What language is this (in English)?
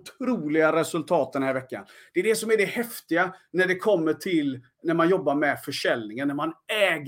Swedish